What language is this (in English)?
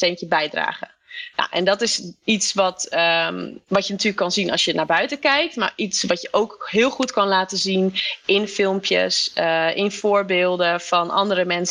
Dutch